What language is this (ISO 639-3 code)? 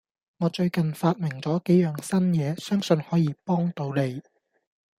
yue